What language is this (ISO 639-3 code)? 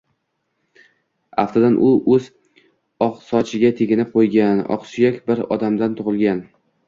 uzb